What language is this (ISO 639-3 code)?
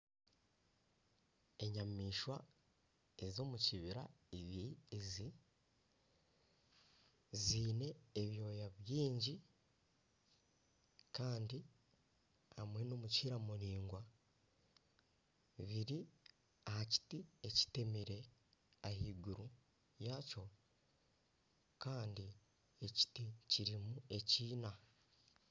nyn